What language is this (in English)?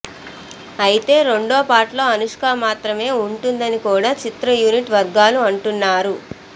Telugu